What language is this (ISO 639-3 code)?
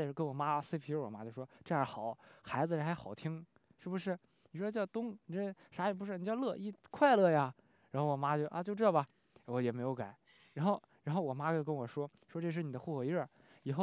zho